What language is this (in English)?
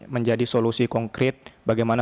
Indonesian